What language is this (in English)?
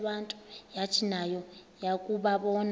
Xhosa